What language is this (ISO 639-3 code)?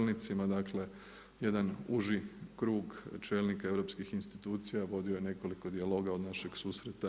hrv